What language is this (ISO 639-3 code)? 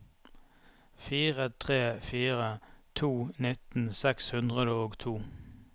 nor